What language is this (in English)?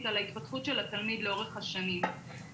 Hebrew